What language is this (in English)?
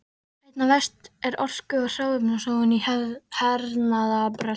Icelandic